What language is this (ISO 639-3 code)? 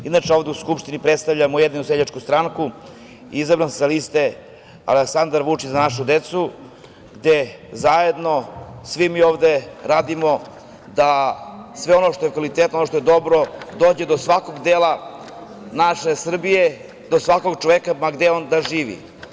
srp